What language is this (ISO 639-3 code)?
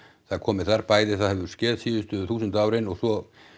isl